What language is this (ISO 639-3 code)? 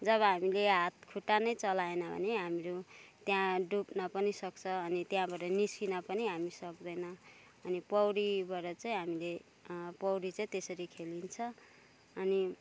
nep